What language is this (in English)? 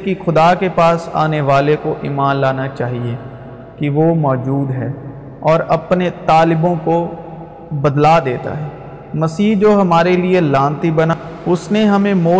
Urdu